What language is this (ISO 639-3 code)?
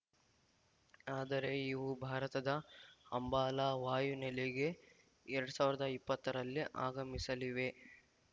kan